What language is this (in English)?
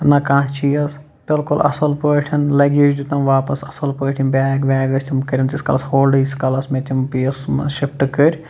Kashmiri